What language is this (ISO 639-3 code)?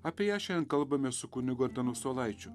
lit